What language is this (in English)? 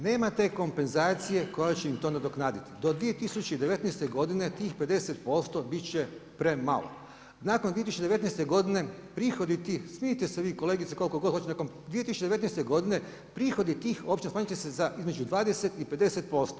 Croatian